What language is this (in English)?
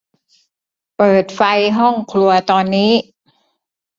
Thai